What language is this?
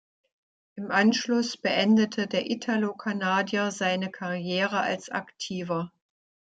German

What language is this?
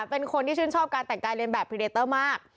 Thai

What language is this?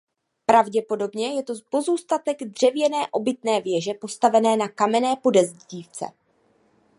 Czech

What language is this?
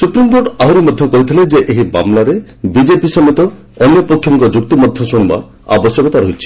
Odia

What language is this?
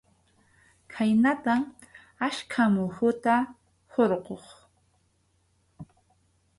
Arequipa-La Unión Quechua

